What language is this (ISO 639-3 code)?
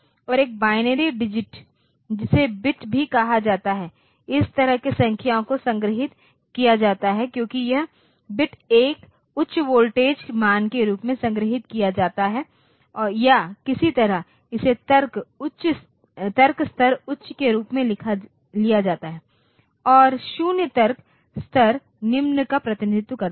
hin